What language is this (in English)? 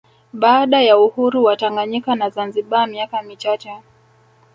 Swahili